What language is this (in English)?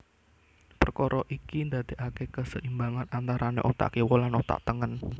Javanese